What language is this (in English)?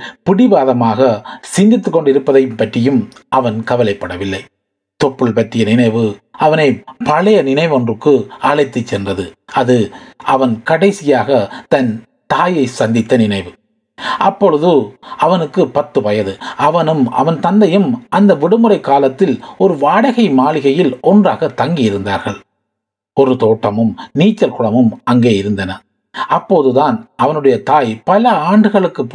Tamil